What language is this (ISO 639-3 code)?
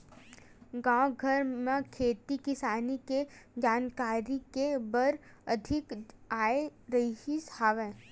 hne